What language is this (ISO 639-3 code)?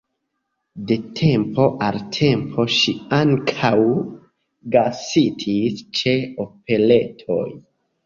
epo